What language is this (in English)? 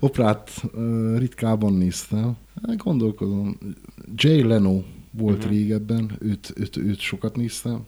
Hungarian